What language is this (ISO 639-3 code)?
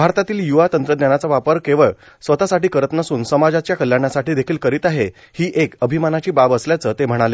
mar